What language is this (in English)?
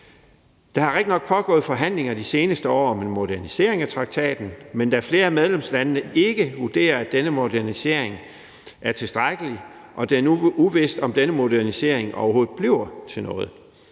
Danish